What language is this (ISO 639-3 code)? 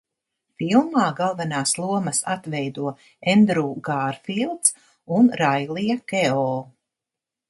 lav